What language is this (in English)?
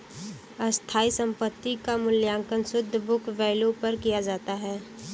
Bhojpuri